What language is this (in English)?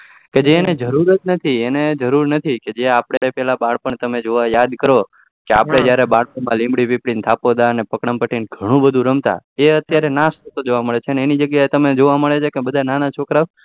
Gujarati